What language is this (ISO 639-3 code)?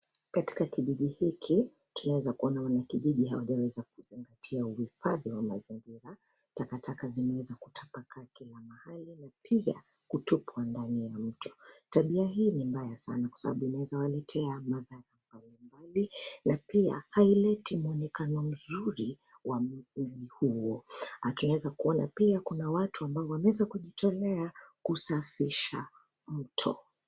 swa